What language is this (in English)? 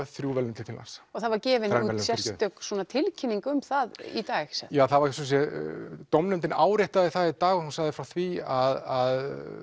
Icelandic